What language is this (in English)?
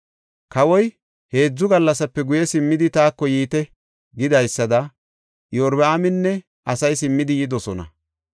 Gofa